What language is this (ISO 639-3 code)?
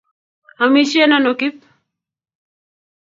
kln